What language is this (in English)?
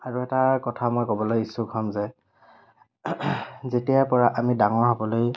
Assamese